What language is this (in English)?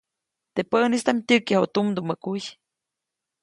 Copainalá Zoque